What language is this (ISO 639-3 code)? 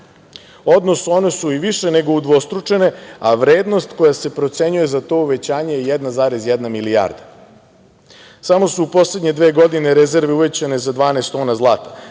srp